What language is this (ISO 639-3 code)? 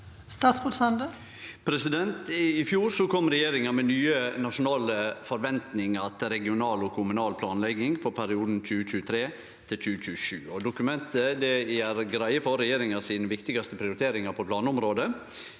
nor